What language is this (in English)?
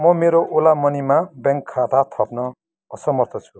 Nepali